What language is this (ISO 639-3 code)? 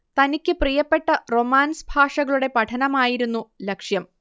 mal